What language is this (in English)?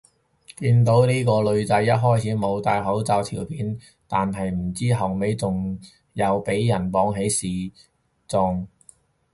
Cantonese